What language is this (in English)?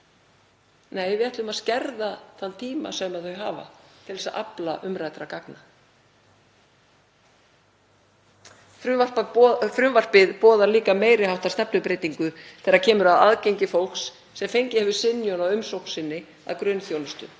Icelandic